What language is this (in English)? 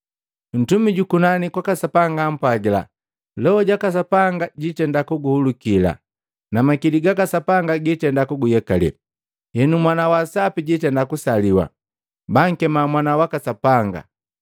Matengo